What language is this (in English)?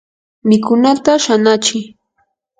Yanahuanca Pasco Quechua